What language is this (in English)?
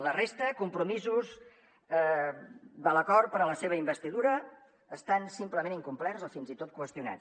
Catalan